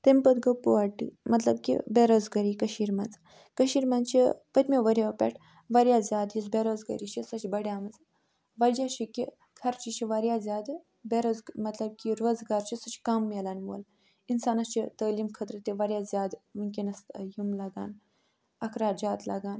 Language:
Kashmiri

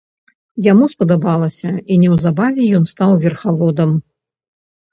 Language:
Belarusian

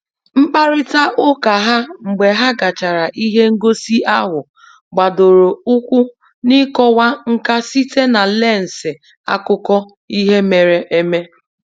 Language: Igbo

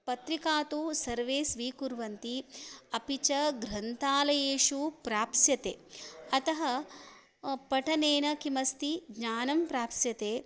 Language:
Sanskrit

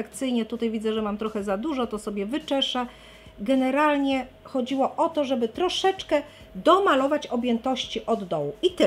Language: Polish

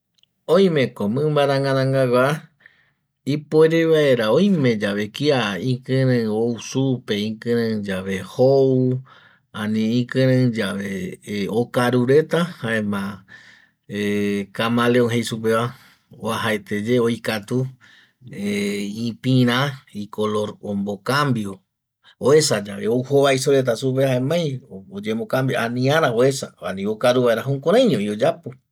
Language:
Eastern Bolivian Guaraní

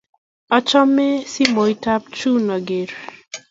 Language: Kalenjin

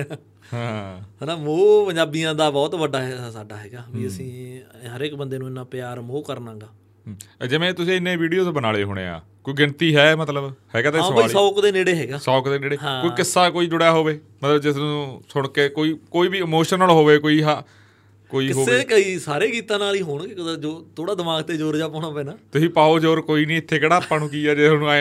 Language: Punjabi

